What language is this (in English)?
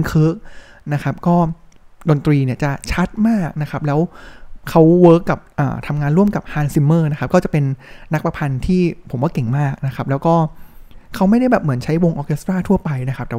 Thai